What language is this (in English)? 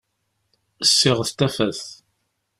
Kabyle